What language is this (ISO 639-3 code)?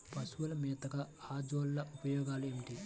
tel